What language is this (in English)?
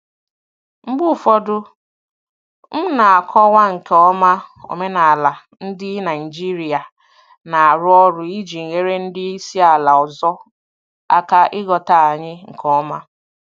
Igbo